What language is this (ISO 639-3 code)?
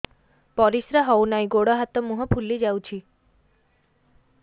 ori